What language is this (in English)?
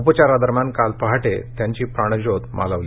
Marathi